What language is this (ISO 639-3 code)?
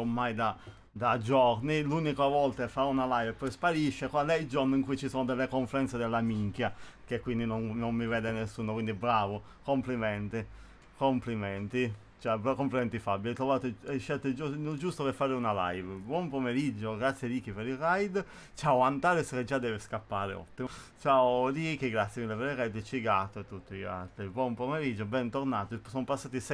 ita